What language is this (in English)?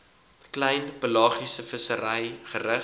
Afrikaans